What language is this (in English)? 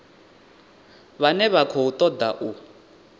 Venda